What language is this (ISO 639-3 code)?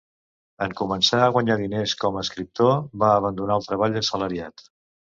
cat